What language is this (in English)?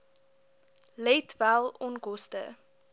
Afrikaans